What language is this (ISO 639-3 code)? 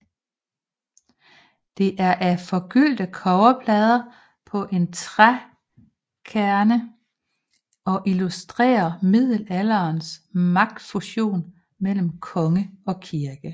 dan